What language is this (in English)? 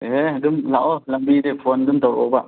Manipuri